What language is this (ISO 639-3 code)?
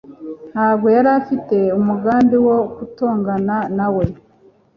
kin